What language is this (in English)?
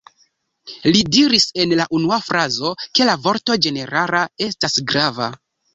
Esperanto